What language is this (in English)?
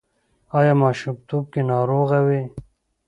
Pashto